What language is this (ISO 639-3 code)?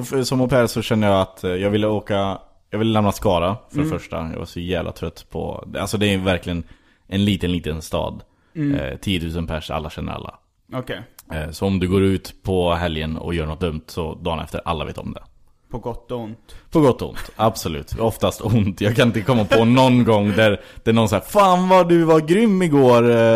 swe